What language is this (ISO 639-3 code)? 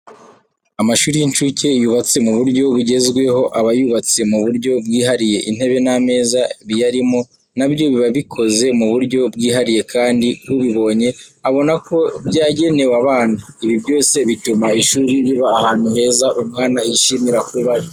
kin